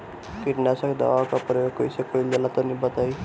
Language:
Bhojpuri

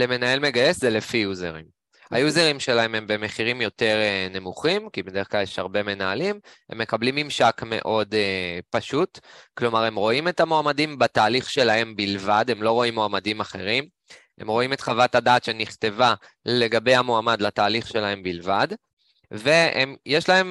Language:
Hebrew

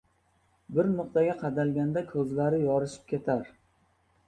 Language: Uzbek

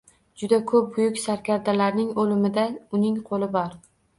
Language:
Uzbek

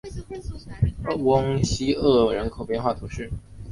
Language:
Chinese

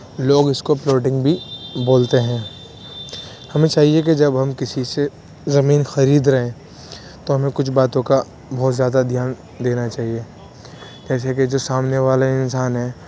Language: Urdu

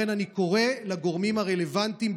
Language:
Hebrew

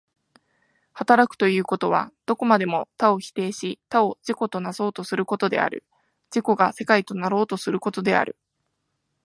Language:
Japanese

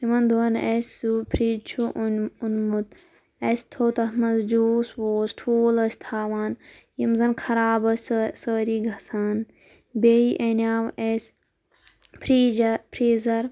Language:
Kashmiri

